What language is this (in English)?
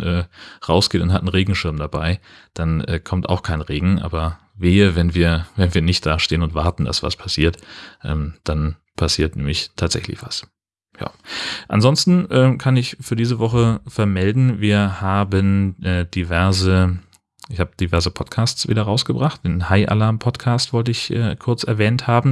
German